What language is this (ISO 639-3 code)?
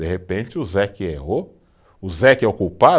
por